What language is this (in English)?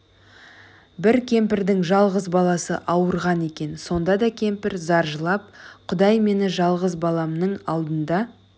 Kazakh